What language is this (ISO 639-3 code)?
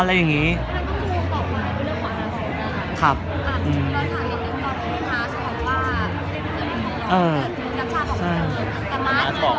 tha